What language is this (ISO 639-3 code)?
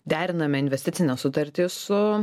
lit